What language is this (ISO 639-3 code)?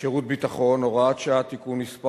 heb